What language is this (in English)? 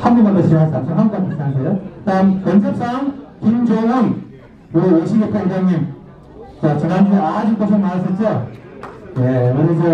Korean